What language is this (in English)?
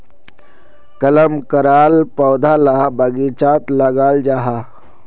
Magahi